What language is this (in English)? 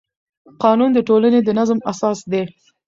Pashto